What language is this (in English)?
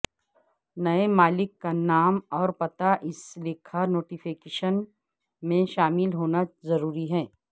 Urdu